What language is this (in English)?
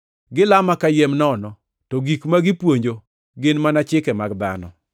Luo (Kenya and Tanzania)